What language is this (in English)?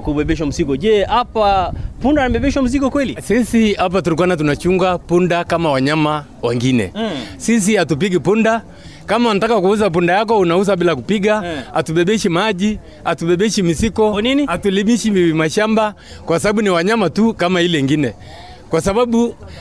Swahili